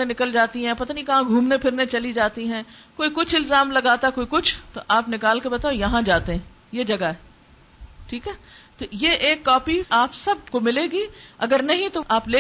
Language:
Urdu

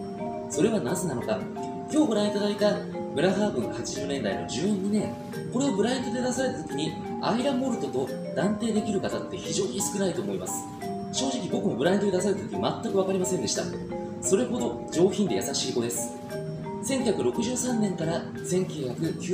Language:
Japanese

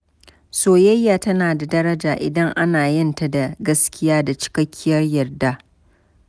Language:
Hausa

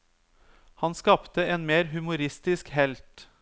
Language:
Norwegian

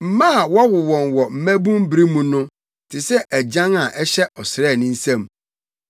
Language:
Akan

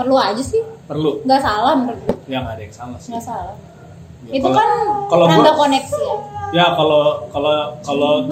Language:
Indonesian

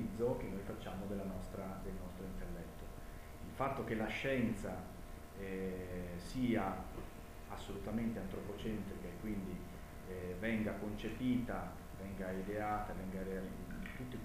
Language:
Italian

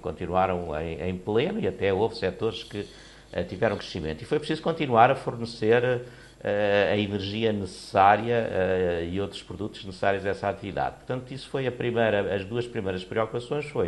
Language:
Portuguese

